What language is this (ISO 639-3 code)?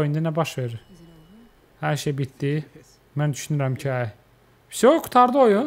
tur